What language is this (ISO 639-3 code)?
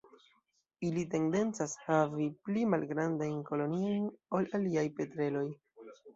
epo